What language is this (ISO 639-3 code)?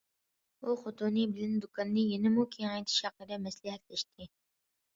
uig